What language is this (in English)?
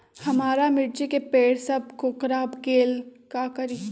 Magahi